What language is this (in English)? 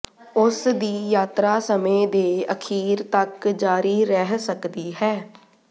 Punjabi